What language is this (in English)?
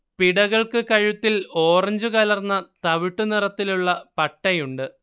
Malayalam